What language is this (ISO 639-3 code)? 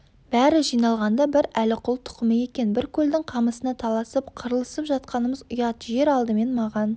kaz